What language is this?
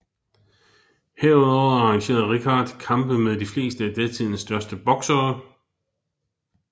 Danish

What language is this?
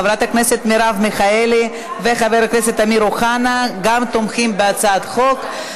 Hebrew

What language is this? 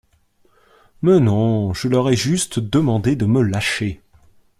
French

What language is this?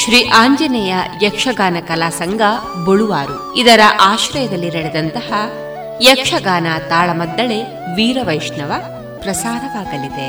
Kannada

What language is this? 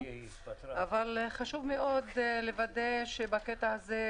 Hebrew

